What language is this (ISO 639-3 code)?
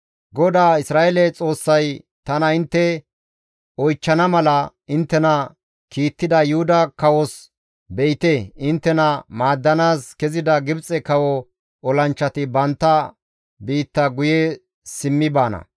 gmv